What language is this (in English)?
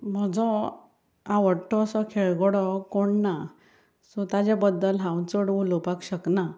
Konkani